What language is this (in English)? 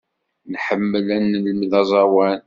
Kabyle